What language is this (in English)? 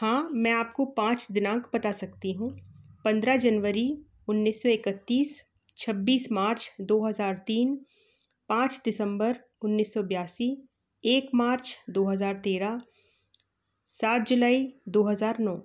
Hindi